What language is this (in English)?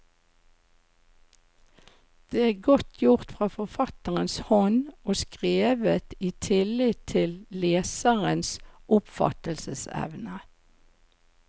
Norwegian